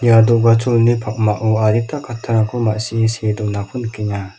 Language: Garo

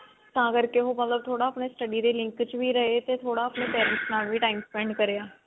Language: Punjabi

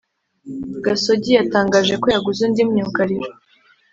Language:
Kinyarwanda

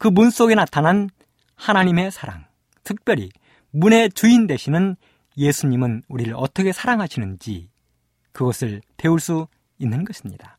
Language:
Korean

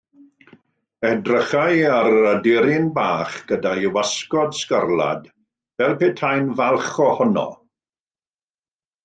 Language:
Welsh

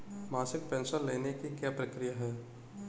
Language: Hindi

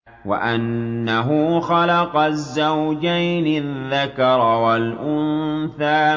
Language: Arabic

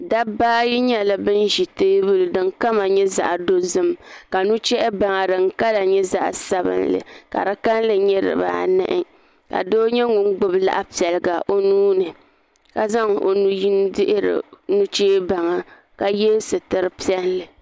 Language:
Dagbani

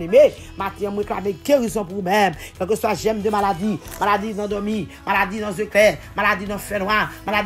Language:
French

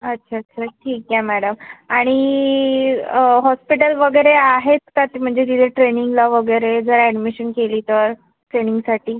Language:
Marathi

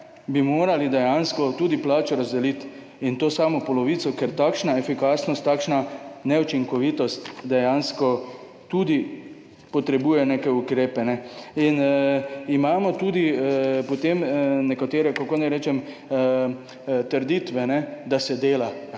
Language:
Slovenian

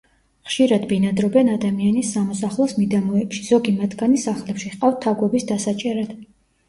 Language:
Georgian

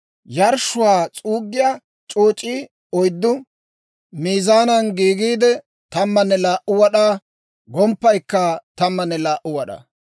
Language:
Dawro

